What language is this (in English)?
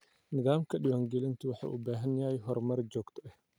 Somali